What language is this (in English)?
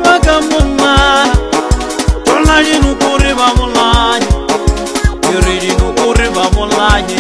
Romanian